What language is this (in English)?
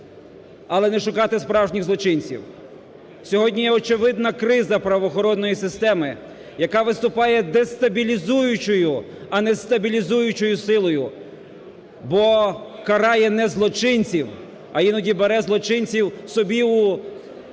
Ukrainian